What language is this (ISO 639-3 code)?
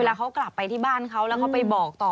tha